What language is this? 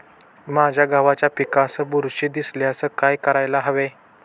Marathi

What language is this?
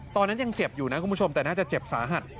Thai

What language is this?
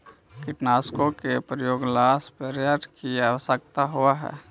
Magahi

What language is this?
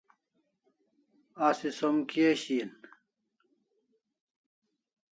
Kalasha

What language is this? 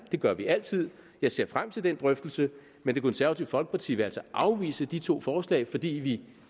Danish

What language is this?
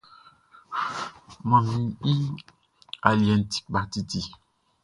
Baoulé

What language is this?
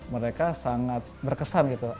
Indonesian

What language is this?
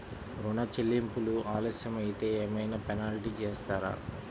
Telugu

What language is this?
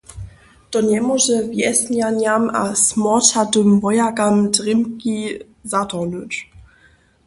Upper Sorbian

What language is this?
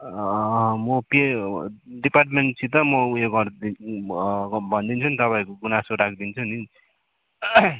Nepali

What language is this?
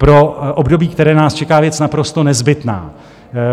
Czech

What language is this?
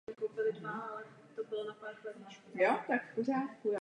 Czech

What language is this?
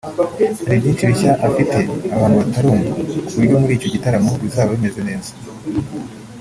Kinyarwanda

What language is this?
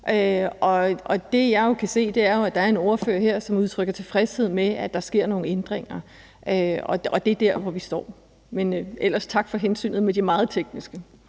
Danish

